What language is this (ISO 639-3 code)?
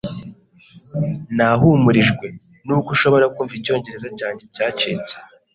kin